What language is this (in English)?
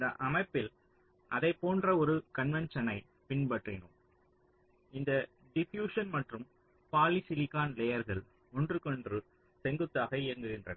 Tamil